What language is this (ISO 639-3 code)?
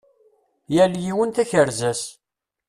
kab